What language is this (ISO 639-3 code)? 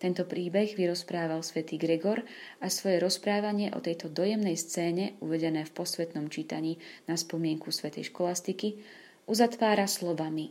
slk